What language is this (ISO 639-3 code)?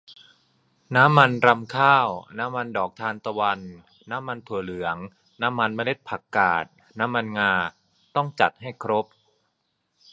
tha